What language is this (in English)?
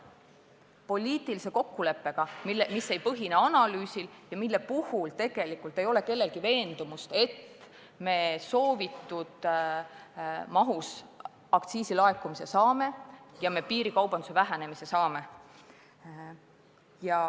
Estonian